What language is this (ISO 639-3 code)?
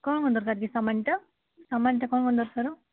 ori